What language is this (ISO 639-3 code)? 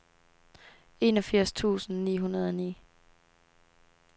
dan